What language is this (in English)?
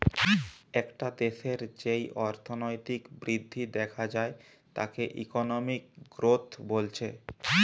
Bangla